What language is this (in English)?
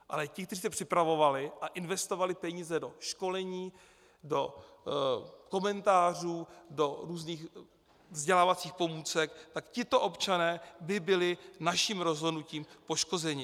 Czech